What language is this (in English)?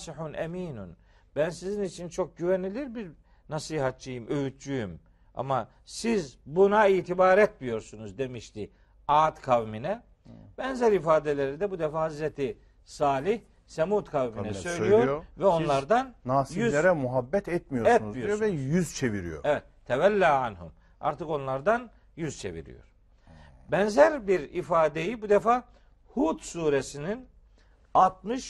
Turkish